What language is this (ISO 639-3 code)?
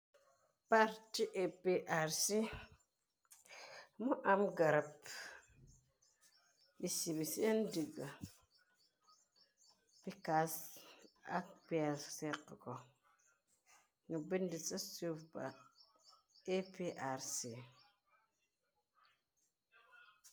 wol